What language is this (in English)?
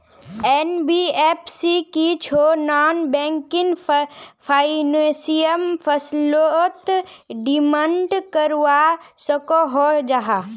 Magahi